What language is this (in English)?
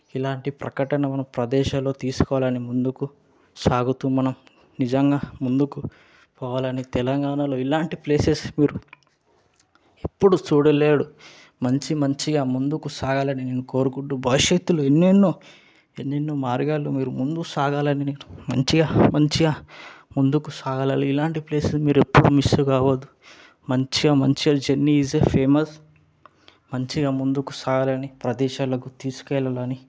Telugu